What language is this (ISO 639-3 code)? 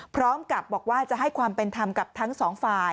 tha